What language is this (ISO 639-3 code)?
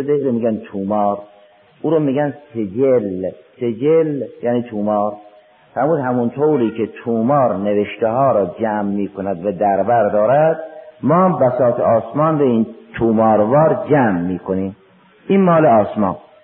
fas